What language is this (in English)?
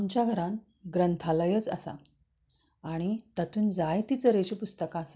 Konkani